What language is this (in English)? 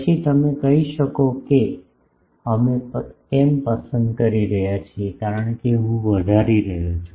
Gujarati